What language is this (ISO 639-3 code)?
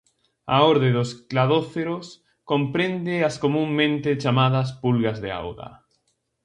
glg